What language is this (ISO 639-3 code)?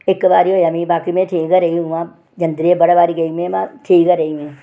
doi